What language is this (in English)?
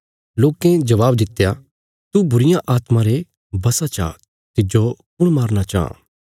Bilaspuri